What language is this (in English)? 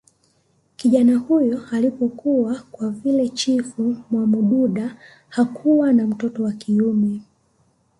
Swahili